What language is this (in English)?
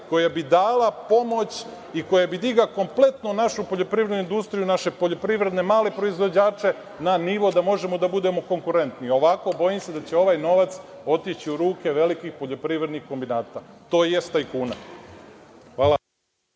Serbian